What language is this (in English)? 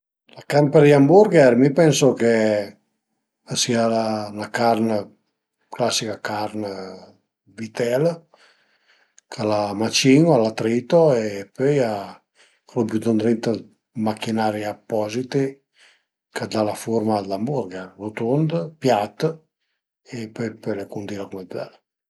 Piedmontese